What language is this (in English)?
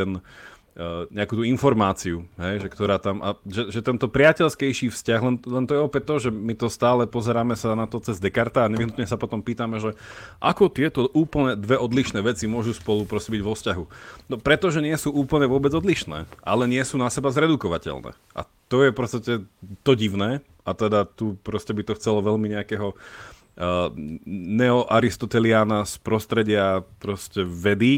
Slovak